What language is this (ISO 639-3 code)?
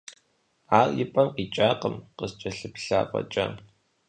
kbd